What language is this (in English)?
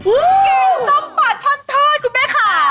Thai